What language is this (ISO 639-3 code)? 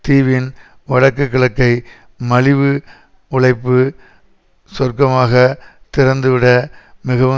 tam